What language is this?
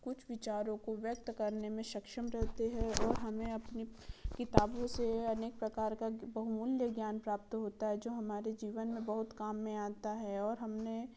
Hindi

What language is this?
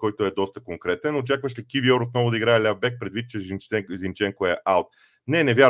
Bulgarian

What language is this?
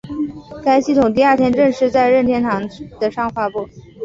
Chinese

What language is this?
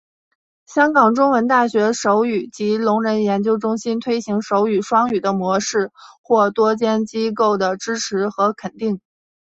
Chinese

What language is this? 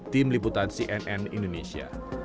Indonesian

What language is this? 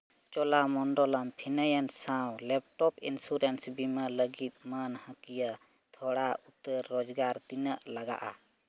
Santali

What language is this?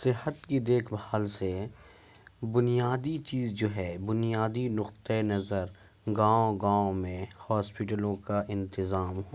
Urdu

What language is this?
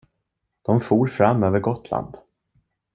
Swedish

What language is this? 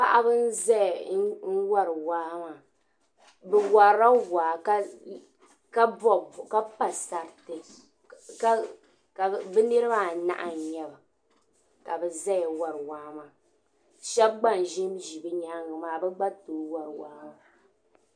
Dagbani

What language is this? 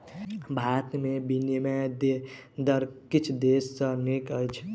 Maithili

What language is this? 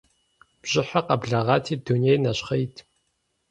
Kabardian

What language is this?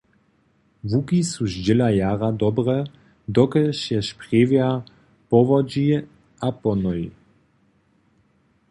Upper Sorbian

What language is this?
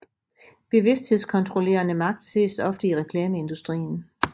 Danish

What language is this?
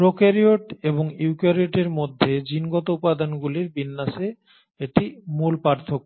Bangla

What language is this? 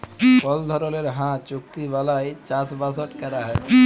Bangla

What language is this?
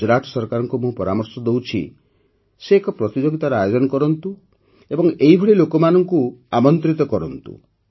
Odia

